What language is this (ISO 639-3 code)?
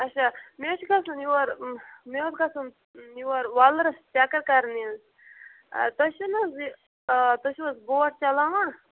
kas